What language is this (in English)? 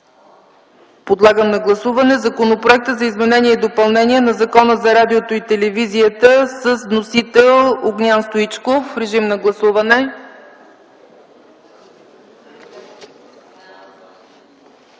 Bulgarian